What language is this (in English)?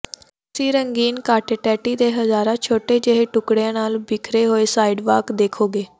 Punjabi